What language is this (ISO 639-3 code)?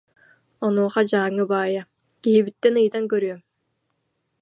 sah